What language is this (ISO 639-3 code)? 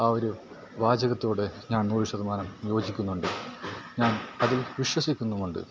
mal